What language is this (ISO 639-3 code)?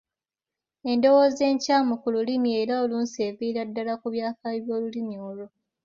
lug